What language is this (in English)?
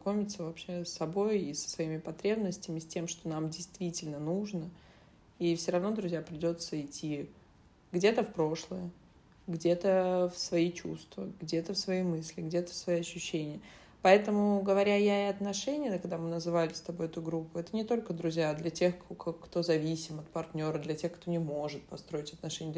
Russian